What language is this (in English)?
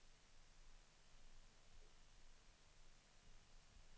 Swedish